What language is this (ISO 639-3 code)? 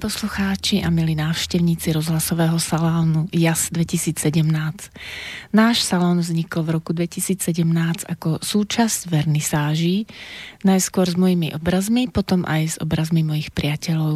slk